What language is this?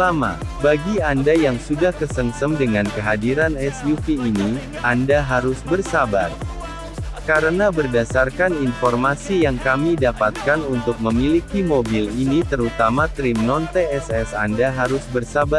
Indonesian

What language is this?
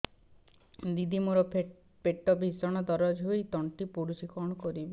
Odia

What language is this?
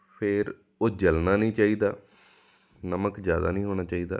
Punjabi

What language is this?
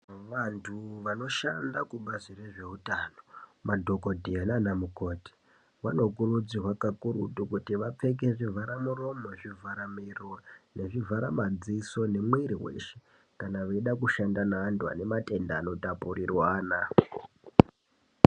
Ndau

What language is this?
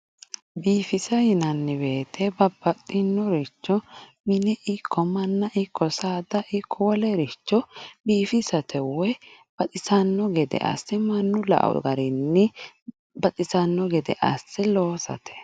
Sidamo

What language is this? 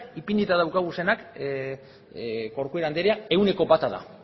Basque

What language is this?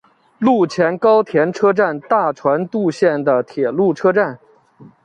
Chinese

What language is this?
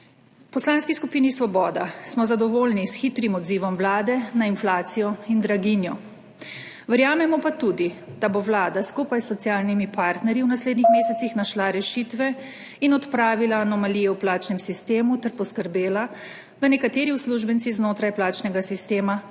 Slovenian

